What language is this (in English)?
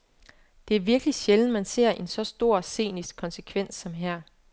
Danish